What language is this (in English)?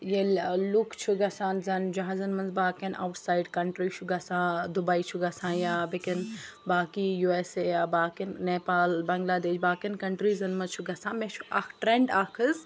Kashmiri